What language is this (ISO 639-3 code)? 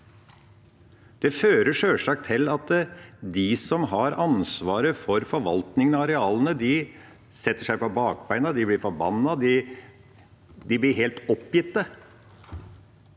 nor